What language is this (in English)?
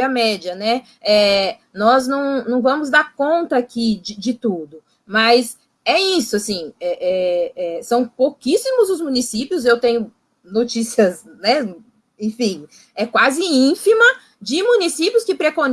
Portuguese